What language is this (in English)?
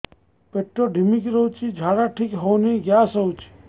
Odia